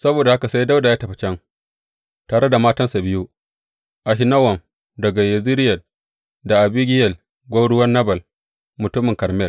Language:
Hausa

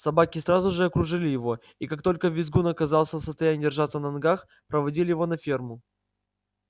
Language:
Russian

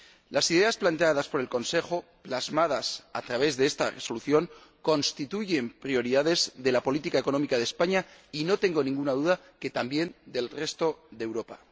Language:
Spanish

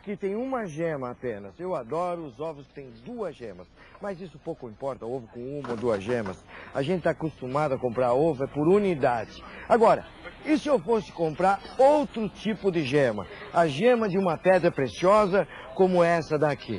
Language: Portuguese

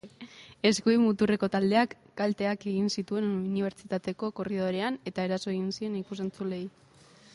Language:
Basque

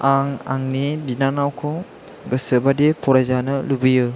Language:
Bodo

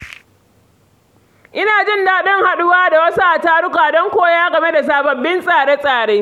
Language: Hausa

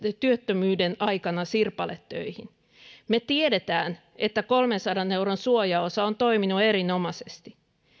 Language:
Finnish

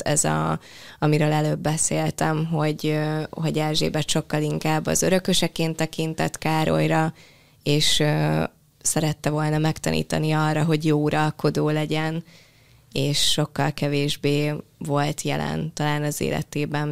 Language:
Hungarian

